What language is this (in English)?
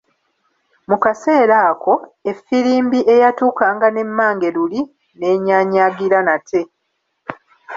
Ganda